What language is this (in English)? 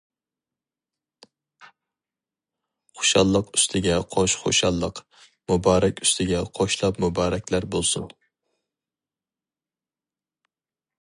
Uyghur